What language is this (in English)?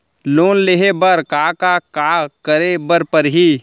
Chhattisgarhi